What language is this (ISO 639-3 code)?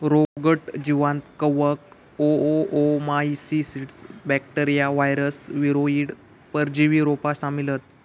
mar